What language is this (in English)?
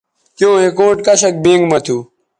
Bateri